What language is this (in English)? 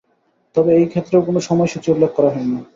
Bangla